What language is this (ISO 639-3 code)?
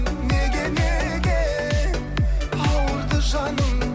kaz